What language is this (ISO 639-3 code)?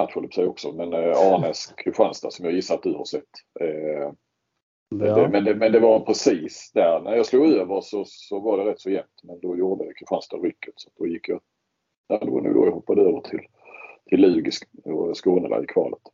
swe